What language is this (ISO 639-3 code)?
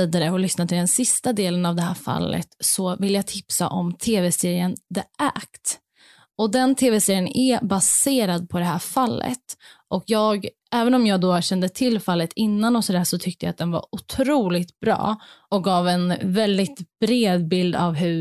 swe